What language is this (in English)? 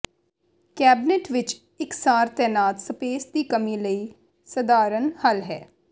Punjabi